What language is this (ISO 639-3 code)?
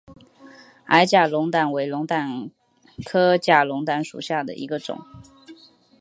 zho